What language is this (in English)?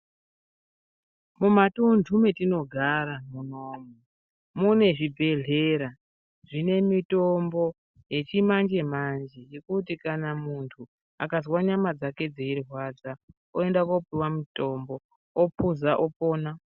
Ndau